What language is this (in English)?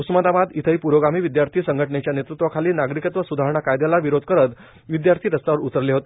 Marathi